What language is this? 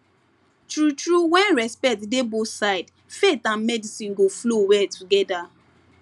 Nigerian Pidgin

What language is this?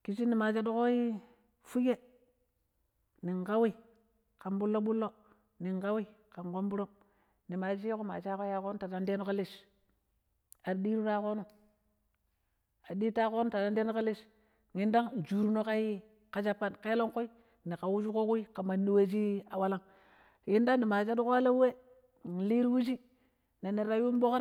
Pero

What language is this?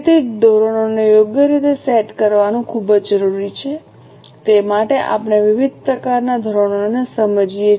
Gujarati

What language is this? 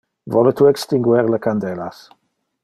Interlingua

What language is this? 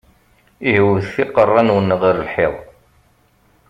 Kabyle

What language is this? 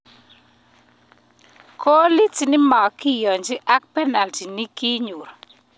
Kalenjin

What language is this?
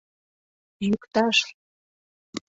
Mari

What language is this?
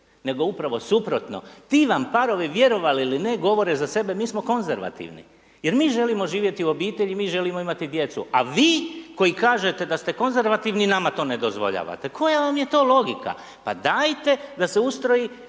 Croatian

